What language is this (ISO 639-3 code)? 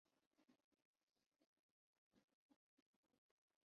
urd